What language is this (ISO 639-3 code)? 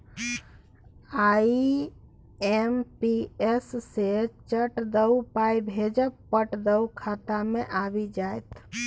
mai